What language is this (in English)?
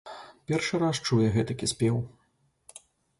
Belarusian